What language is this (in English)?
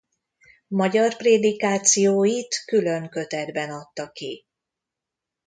Hungarian